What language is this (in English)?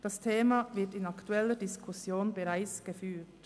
Swiss German